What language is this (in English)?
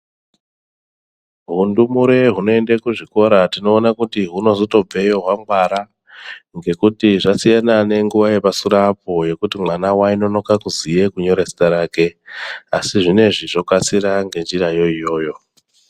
Ndau